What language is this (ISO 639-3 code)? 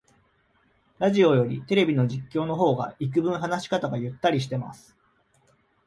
jpn